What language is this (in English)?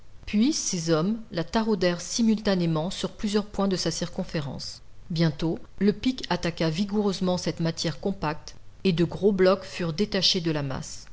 French